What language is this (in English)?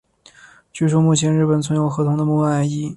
Chinese